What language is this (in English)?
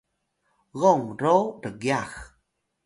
Atayal